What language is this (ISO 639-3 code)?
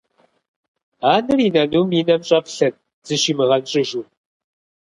kbd